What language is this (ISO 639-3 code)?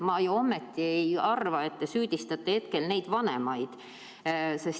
est